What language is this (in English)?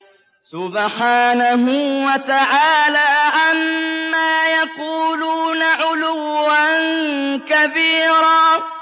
Arabic